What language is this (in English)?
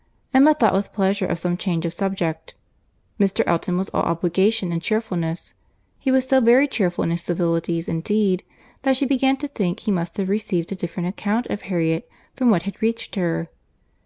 English